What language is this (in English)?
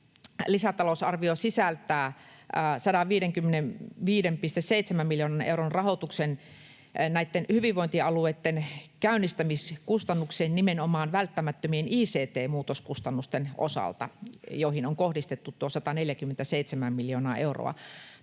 Finnish